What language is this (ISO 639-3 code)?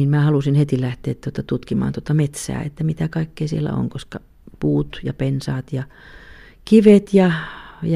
fin